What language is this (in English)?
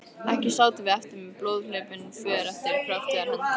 Icelandic